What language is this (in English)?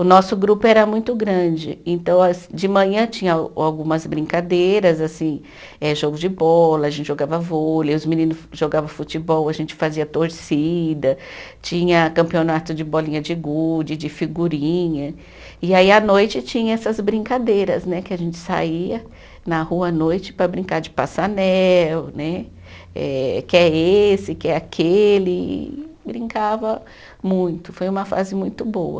Portuguese